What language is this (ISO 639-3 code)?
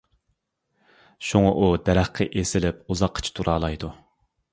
uig